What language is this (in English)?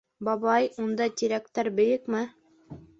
Bashkir